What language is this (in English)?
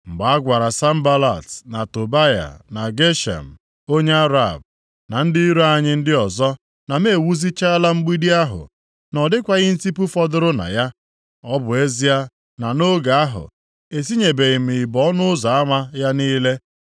Igbo